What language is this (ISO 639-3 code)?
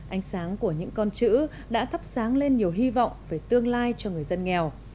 vie